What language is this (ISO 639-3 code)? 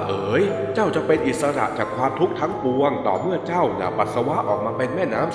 tha